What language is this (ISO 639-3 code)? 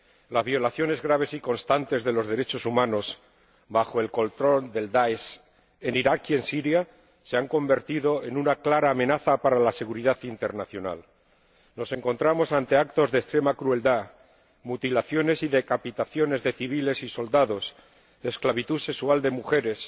spa